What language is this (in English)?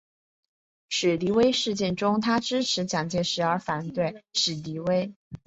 Chinese